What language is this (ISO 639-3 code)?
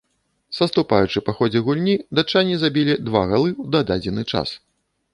bel